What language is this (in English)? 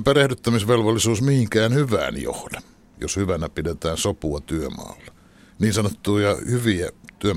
Finnish